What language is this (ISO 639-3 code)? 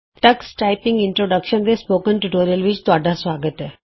pan